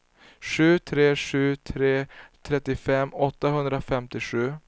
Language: Swedish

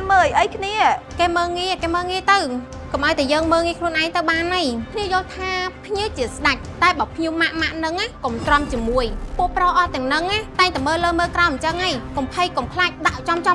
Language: Vietnamese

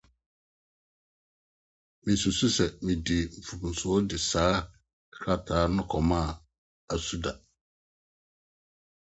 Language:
Akan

